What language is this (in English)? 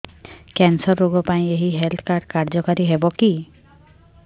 Odia